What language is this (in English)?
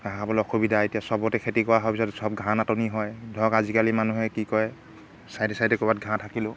Assamese